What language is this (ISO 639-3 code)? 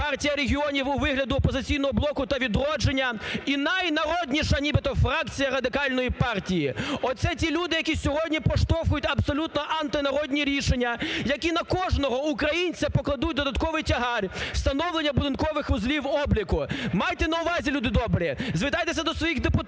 ukr